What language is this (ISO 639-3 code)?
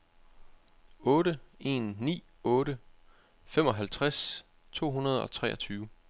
dan